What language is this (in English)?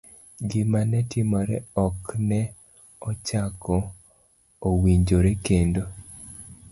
Luo (Kenya and Tanzania)